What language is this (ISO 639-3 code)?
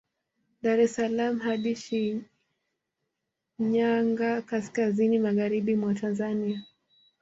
swa